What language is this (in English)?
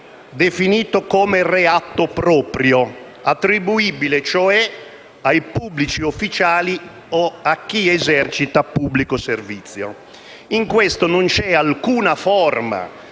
Italian